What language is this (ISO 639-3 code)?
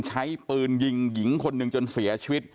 tha